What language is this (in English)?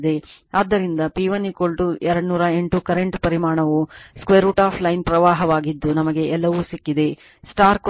Kannada